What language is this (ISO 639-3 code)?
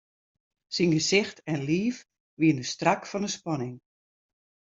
fry